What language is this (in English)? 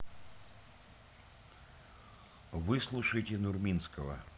Russian